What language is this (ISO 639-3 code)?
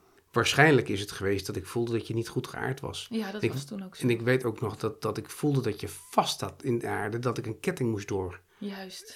nld